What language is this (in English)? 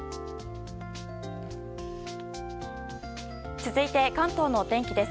Japanese